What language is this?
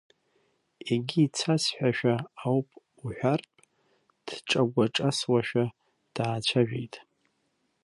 Abkhazian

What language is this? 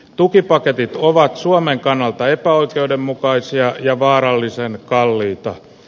Finnish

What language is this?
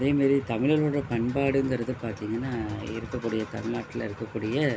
Tamil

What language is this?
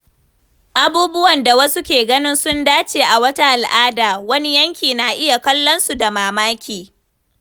Hausa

